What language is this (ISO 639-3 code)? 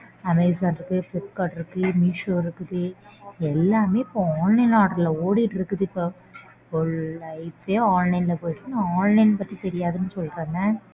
tam